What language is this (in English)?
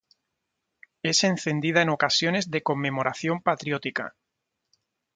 Spanish